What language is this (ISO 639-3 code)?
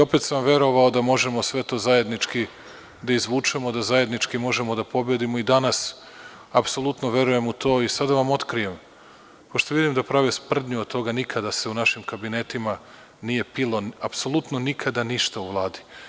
srp